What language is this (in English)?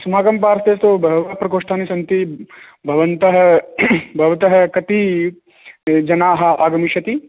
Sanskrit